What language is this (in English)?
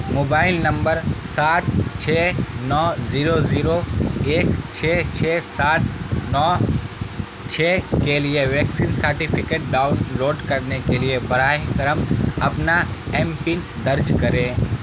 Urdu